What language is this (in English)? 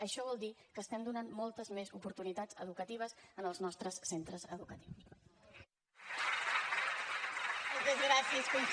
Catalan